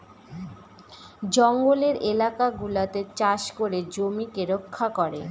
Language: Bangla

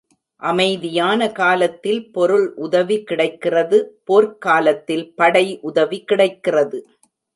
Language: Tamil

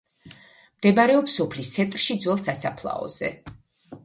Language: Georgian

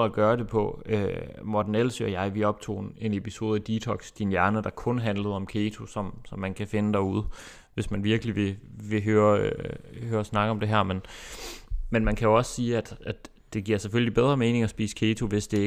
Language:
Danish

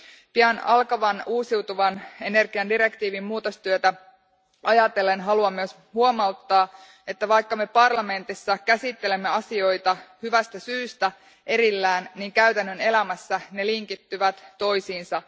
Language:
Finnish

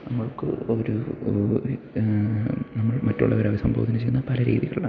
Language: Malayalam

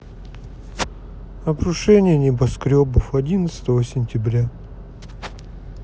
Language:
Russian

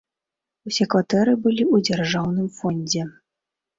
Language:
Belarusian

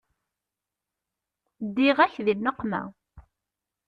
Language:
Kabyle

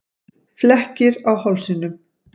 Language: Icelandic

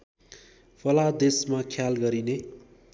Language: Nepali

